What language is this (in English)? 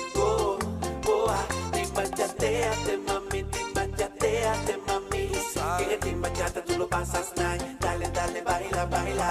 Spanish